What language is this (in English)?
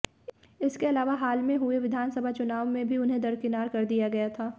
Hindi